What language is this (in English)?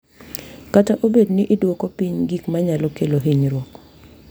Luo (Kenya and Tanzania)